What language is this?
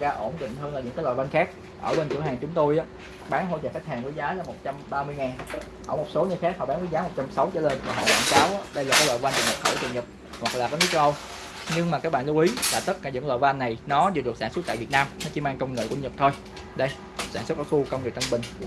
Vietnamese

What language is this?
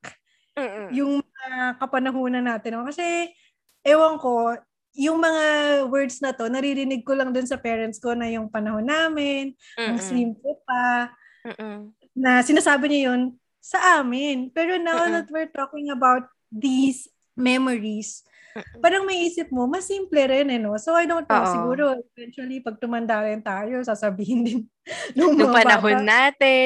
Filipino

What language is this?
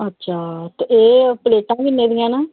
Dogri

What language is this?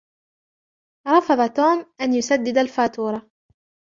Arabic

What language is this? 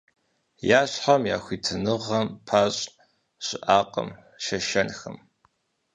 Kabardian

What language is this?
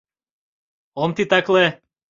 Mari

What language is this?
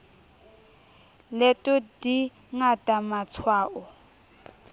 Southern Sotho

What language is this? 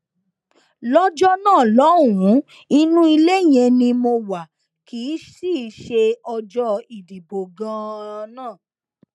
Yoruba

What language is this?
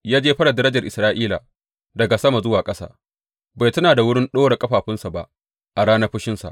Hausa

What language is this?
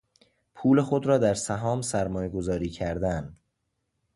Persian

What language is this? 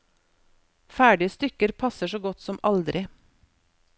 Norwegian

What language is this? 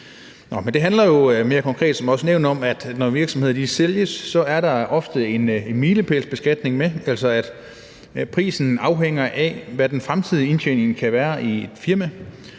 Danish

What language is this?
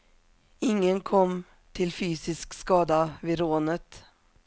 Swedish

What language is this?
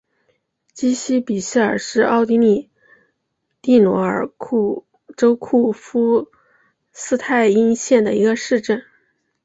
Chinese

